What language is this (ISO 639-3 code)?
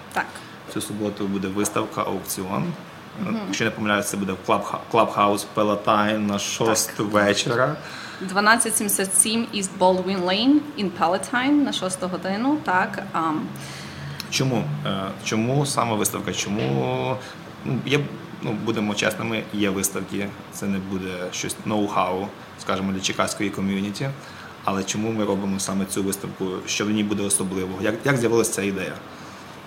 ukr